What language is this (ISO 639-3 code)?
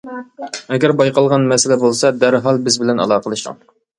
uig